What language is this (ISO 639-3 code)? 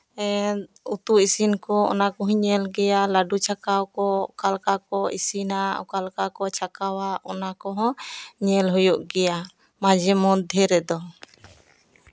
sat